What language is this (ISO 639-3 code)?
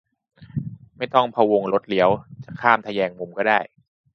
tha